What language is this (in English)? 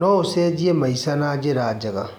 Kikuyu